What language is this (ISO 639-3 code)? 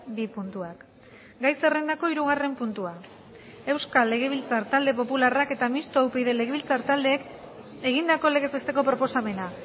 eus